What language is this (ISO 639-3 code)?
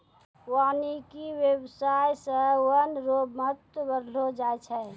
mai